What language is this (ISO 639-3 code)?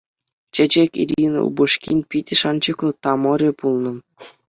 chv